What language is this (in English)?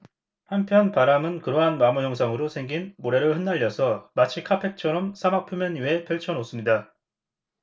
Korean